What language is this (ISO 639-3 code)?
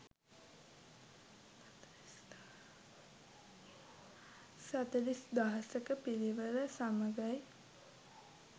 sin